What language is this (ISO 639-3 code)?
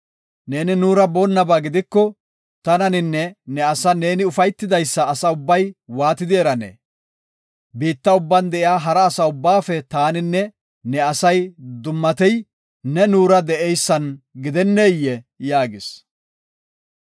gof